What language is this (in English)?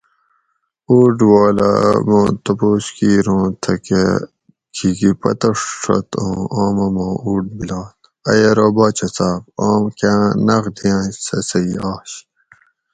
Gawri